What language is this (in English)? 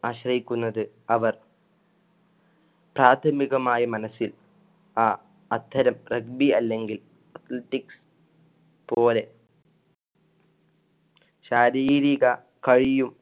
Malayalam